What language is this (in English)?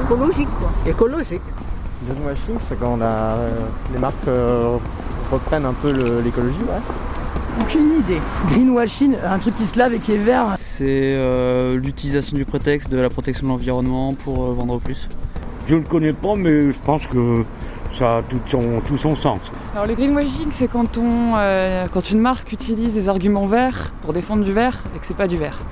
French